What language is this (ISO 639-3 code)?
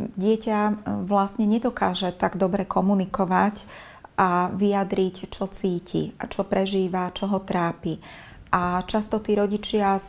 slk